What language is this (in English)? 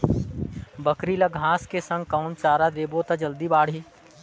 Chhattisgarhi